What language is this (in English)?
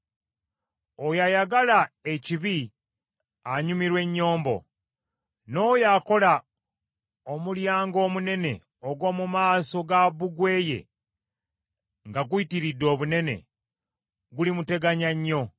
Ganda